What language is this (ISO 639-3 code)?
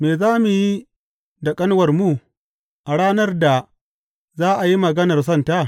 hau